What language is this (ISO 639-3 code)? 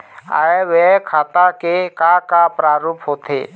hne